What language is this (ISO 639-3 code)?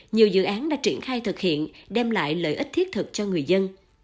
vie